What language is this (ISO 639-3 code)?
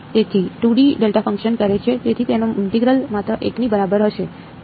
guj